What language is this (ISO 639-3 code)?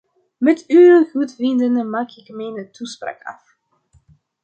nld